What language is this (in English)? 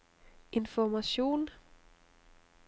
Norwegian